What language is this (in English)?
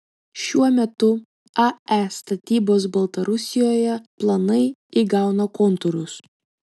Lithuanian